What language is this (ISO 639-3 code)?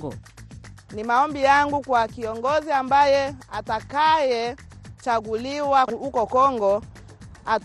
swa